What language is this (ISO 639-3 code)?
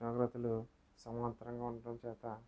tel